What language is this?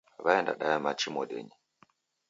Taita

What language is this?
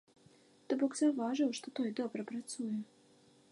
Belarusian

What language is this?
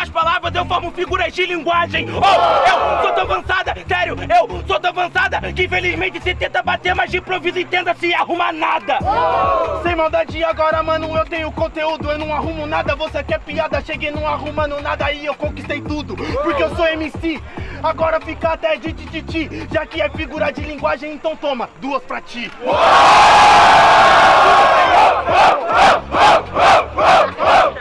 Portuguese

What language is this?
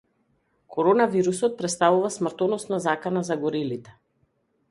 Macedonian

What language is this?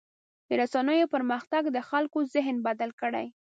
Pashto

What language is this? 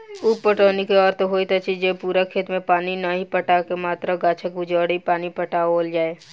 Maithili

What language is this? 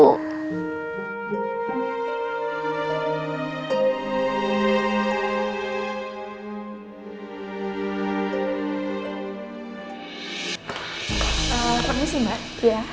Indonesian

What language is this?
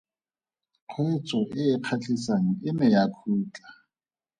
Tswana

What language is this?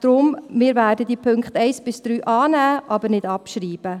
Swiss German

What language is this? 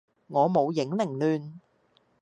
Cantonese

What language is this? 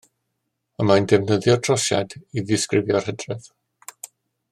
Welsh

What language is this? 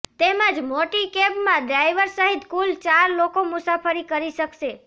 Gujarati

